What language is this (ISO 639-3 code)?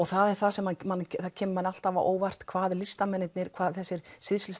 isl